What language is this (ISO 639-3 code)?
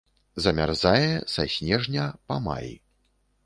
bel